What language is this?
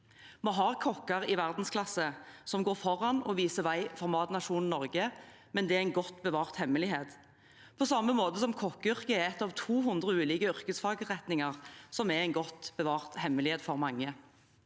Norwegian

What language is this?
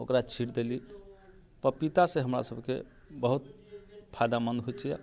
Maithili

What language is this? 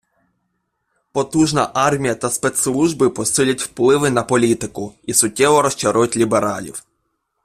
Ukrainian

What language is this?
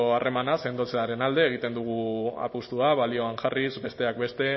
Basque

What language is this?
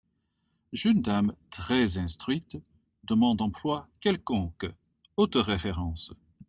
French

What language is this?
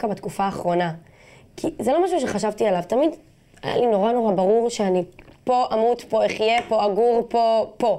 Hebrew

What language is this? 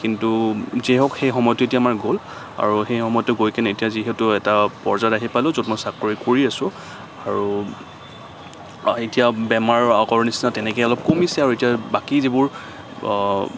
Assamese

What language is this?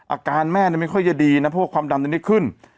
Thai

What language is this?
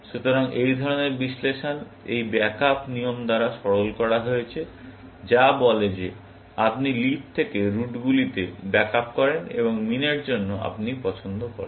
Bangla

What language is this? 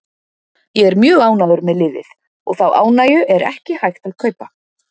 Icelandic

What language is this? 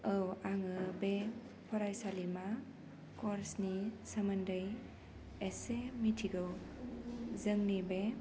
Bodo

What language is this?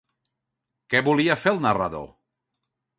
Catalan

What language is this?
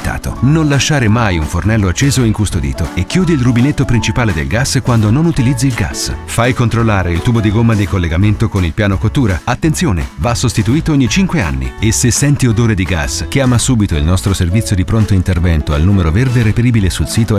Italian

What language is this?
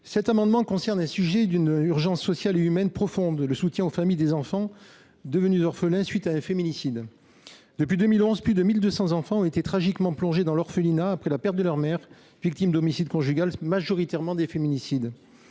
French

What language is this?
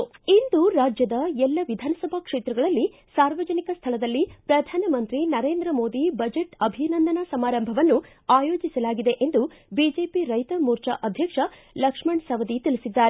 Kannada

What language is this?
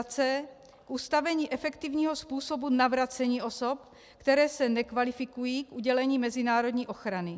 Czech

